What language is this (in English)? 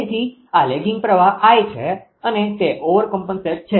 Gujarati